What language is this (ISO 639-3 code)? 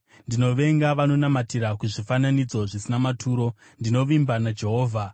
sna